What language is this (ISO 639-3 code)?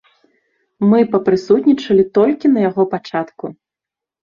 bel